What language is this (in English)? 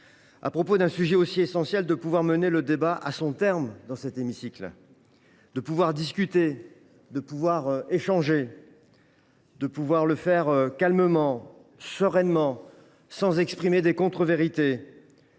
French